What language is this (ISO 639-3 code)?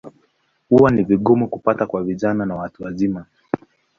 swa